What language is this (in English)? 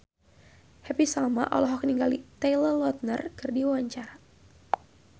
Sundanese